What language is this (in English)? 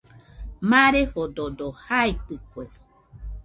Nüpode Huitoto